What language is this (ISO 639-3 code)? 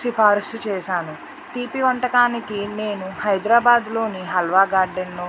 tel